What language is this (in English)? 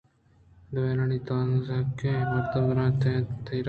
Eastern Balochi